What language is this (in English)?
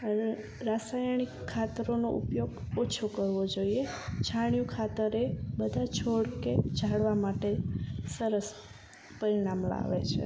Gujarati